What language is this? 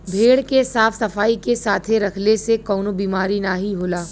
Bhojpuri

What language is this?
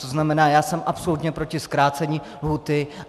Czech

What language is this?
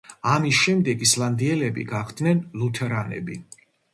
Georgian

